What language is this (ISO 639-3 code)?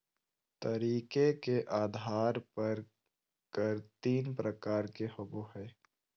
mag